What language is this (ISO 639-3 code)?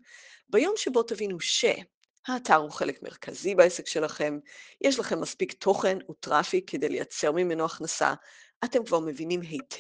heb